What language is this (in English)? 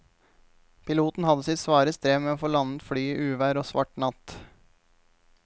Norwegian